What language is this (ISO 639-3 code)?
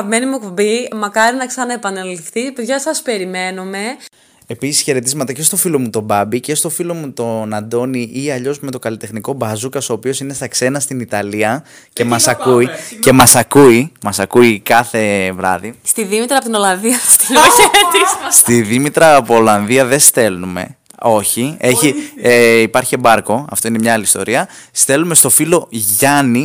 ell